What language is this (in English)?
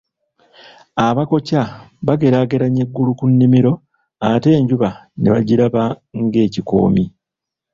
Ganda